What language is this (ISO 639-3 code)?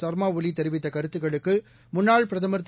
tam